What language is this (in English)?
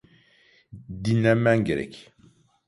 Turkish